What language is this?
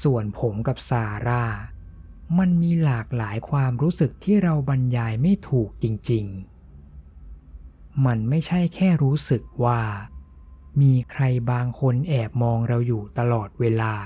Thai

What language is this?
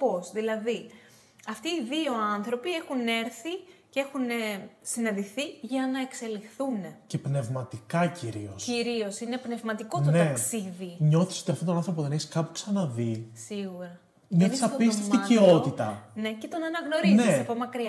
Greek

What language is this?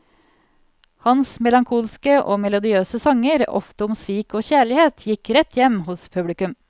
Norwegian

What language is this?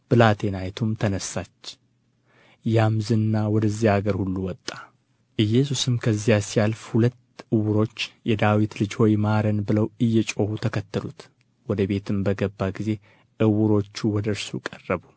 Amharic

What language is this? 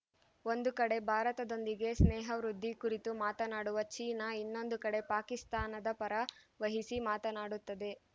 Kannada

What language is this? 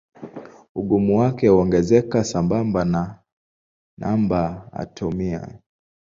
Swahili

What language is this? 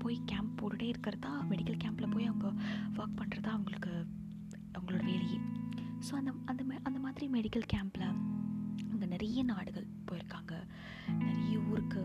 Tamil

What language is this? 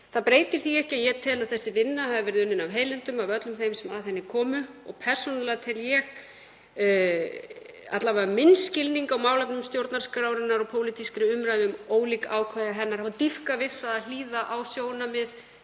Icelandic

